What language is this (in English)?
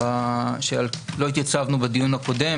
Hebrew